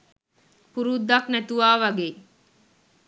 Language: Sinhala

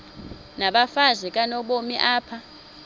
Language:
Xhosa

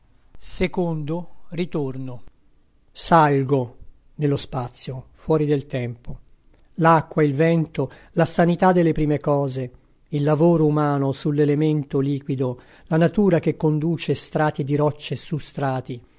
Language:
Italian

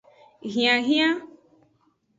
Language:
Aja (Benin)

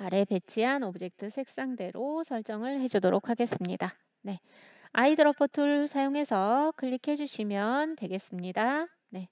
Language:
Korean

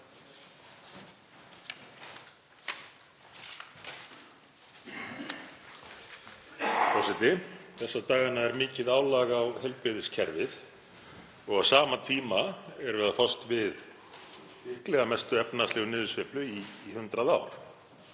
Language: Icelandic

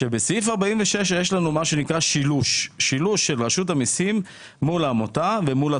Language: Hebrew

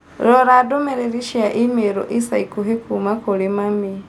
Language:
Kikuyu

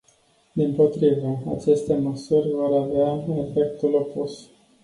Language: Romanian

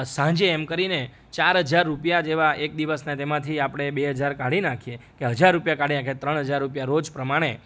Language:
Gujarati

